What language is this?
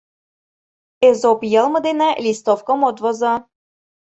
Mari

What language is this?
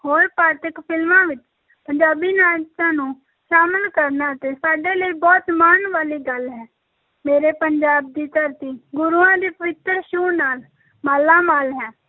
Punjabi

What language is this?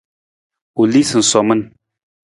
Nawdm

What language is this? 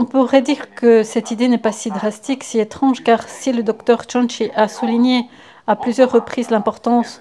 French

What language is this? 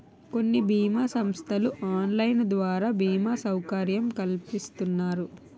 Telugu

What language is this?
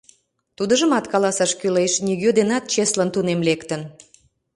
Mari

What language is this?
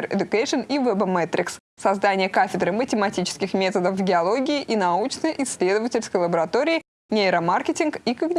Russian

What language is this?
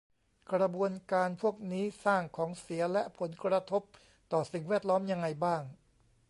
Thai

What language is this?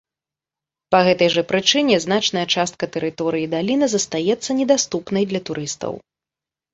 Belarusian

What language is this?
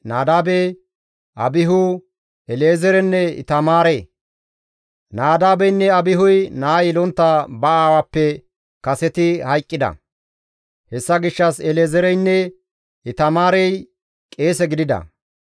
Gamo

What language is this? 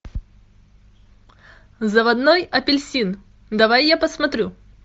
Russian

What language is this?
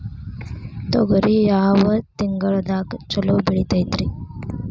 Kannada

